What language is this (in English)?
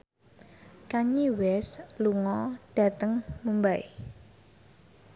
Javanese